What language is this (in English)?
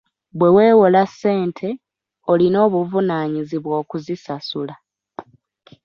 Ganda